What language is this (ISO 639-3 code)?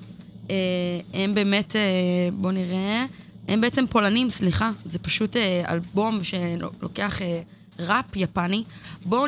heb